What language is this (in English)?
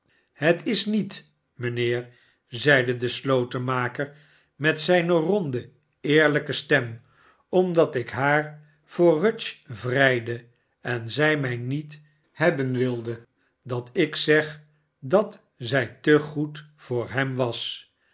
Dutch